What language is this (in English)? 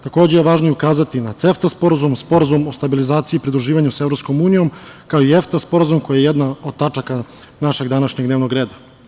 Serbian